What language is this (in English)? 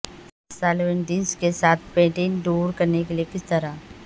Urdu